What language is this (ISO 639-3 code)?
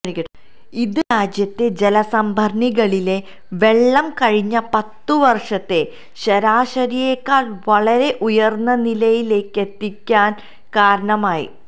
mal